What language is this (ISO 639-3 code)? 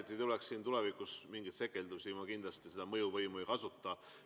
est